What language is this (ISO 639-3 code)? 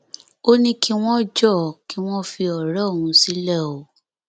yor